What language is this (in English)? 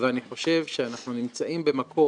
Hebrew